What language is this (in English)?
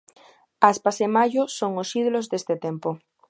Galician